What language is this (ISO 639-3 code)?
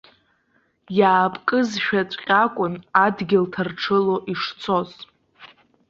abk